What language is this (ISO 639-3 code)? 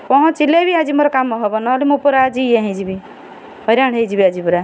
ori